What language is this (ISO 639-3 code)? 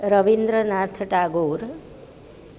guj